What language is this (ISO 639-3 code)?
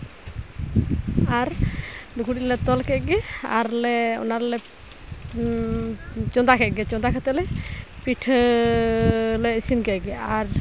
sat